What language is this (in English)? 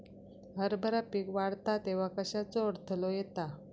Marathi